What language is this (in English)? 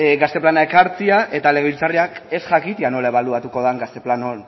Basque